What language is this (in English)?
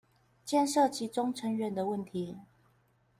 Chinese